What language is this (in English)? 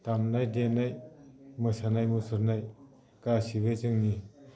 Bodo